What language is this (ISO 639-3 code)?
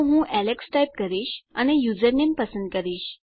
guj